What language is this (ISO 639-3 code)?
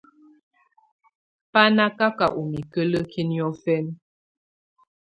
tvu